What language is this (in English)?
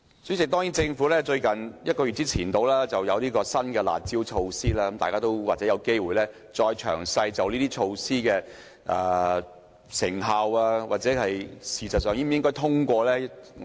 Cantonese